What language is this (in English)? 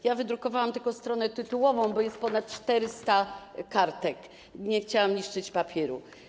Polish